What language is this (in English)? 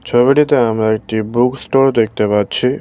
Bangla